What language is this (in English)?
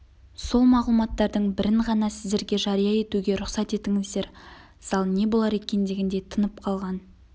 Kazakh